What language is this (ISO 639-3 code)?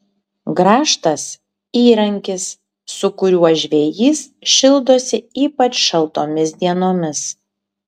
lit